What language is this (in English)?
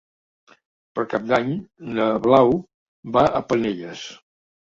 Catalan